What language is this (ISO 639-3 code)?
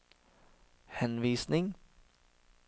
nor